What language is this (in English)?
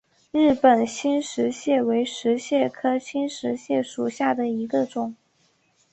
Chinese